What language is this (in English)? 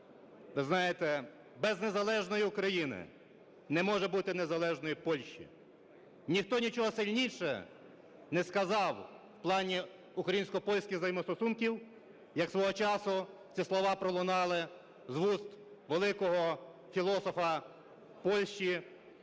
Ukrainian